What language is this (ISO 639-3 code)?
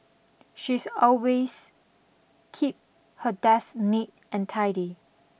eng